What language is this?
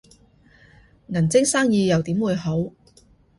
Cantonese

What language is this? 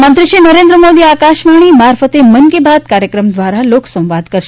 Gujarati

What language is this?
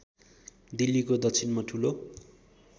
Nepali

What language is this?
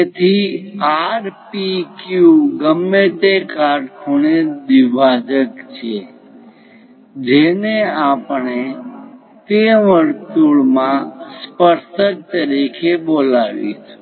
Gujarati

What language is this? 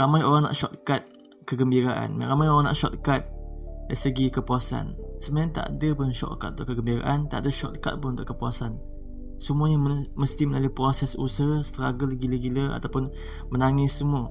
Malay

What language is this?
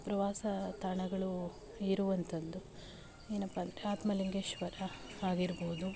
Kannada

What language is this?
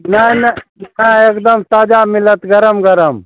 Maithili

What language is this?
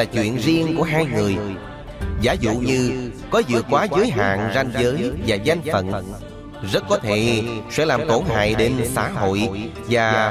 Vietnamese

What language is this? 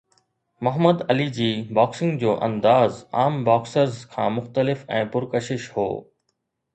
Sindhi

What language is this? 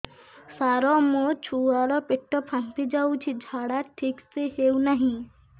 Odia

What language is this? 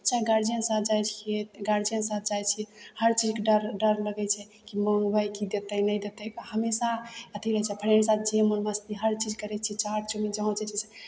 Maithili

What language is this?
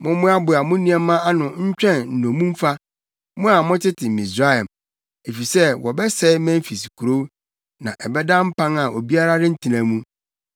Akan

